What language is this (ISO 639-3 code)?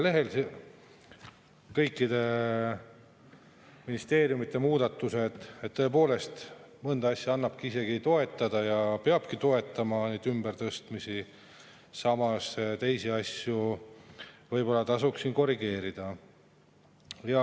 est